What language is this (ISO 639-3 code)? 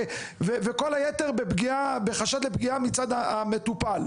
heb